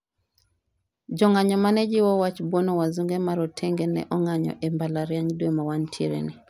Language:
Luo (Kenya and Tanzania)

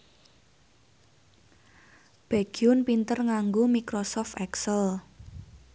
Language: Javanese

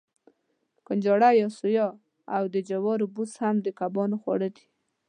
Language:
Pashto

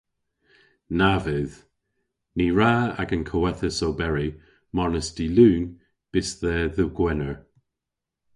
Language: Cornish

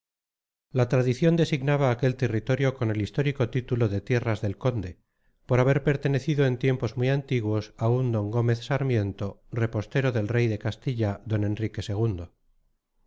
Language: Spanish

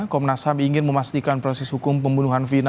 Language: Indonesian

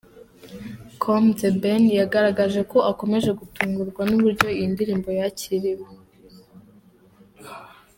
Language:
Kinyarwanda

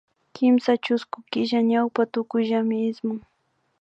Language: Imbabura Highland Quichua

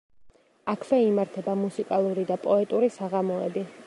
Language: Georgian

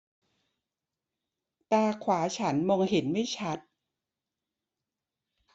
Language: Thai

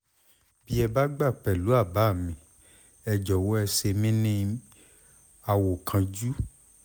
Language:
Yoruba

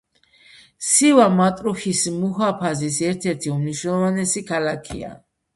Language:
Georgian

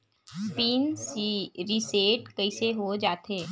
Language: Chhattisgarhi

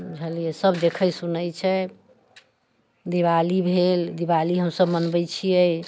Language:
Maithili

